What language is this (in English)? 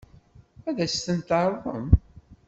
Kabyle